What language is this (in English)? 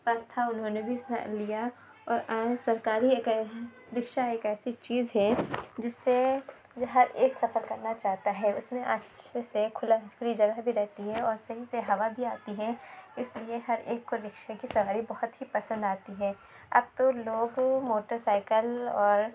Urdu